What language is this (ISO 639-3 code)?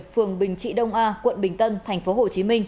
vie